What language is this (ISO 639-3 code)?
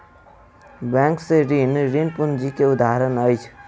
mai